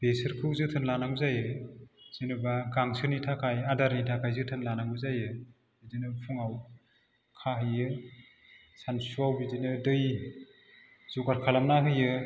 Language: Bodo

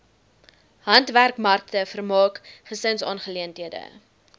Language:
Afrikaans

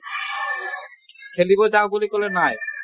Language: Assamese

